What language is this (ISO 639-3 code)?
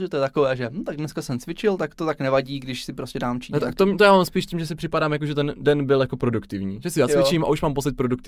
ces